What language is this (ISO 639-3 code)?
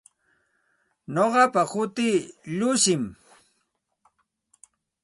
qxt